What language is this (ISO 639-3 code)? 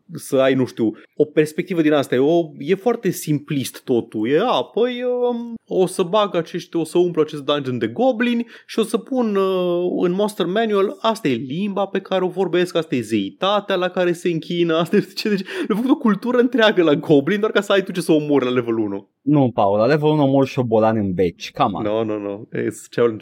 ron